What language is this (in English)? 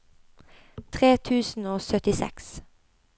Norwegian